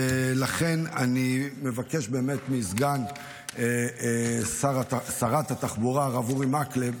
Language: Hebrew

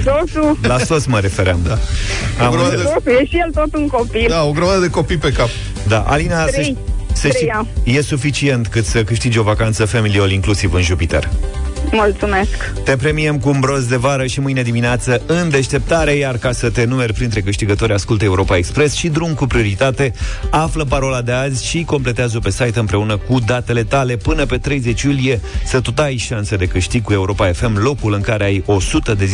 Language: Romanian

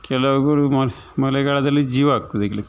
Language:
Kannada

